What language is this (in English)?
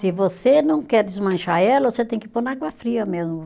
Portuguese